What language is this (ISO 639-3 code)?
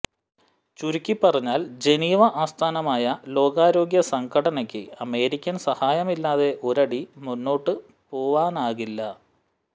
mal